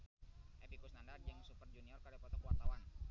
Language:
Sundanese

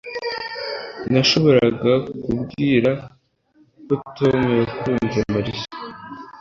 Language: Kinyarwanda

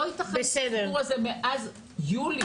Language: Hebrew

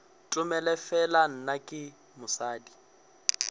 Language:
Northern Sotho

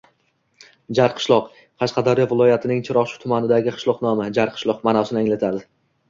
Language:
Uzbek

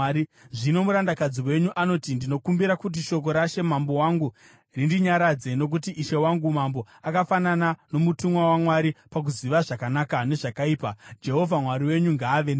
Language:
Shona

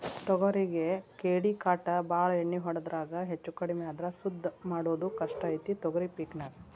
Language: Kannada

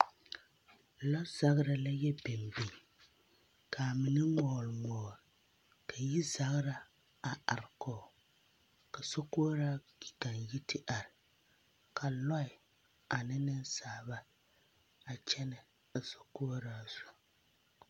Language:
Southern Dagaare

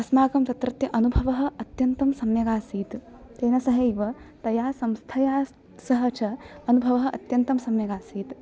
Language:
Sanskrit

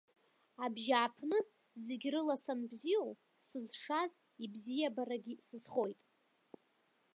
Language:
Abkhazian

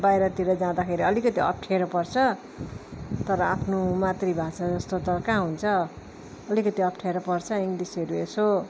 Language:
Nepali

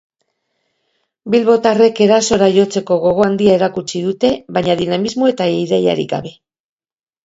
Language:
Basque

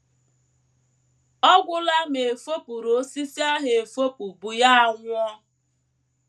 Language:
Igbo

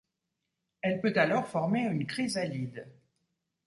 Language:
French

